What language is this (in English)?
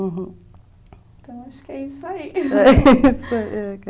Portuguese